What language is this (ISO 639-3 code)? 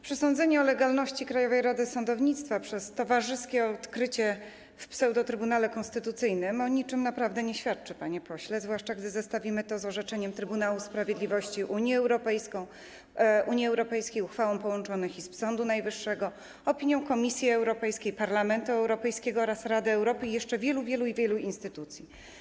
pol